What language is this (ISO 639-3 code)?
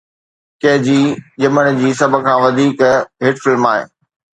snd